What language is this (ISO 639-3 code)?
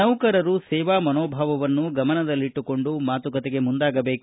kan